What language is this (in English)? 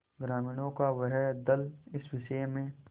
Hindi